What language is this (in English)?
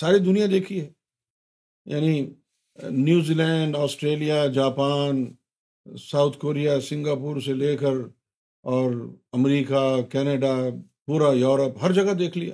Urdu